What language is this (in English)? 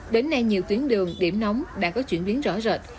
Vietnamese